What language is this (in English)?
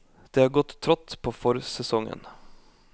Norwegian